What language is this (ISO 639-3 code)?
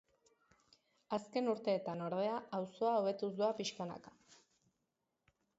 eus